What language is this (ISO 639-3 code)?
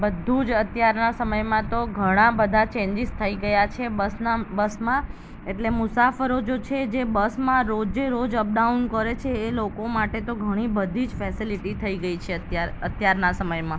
guj